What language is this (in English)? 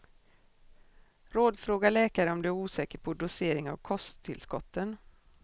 Swedish